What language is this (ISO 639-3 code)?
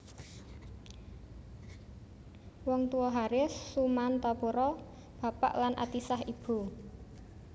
jav